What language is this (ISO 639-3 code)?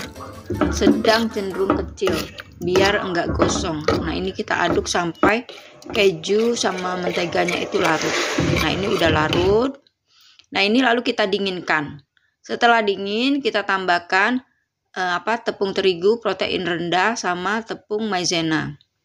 ind